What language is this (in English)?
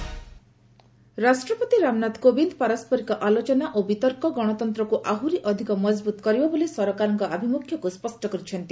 Odia